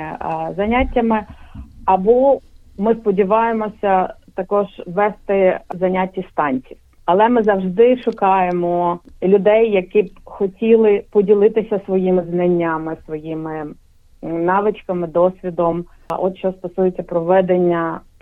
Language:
Ukrainian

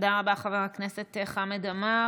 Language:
Hebrew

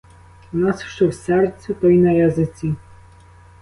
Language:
Ukrainian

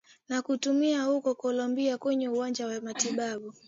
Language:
Swahili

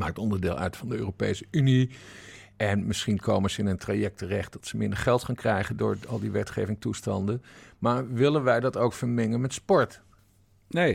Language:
Dutch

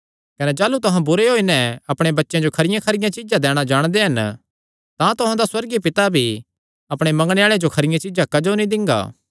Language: Kangri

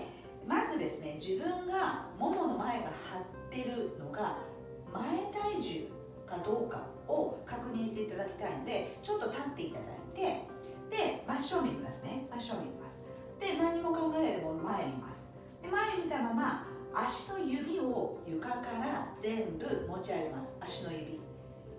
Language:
Japanese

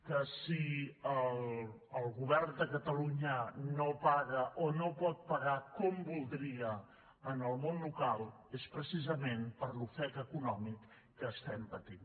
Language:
Catalan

